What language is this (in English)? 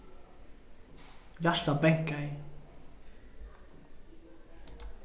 Faroese